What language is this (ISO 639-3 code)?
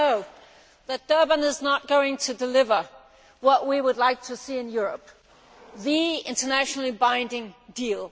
eng